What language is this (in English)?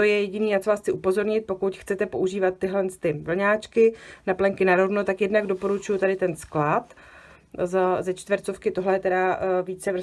Czech